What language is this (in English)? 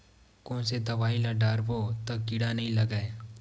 Chhattisgarhi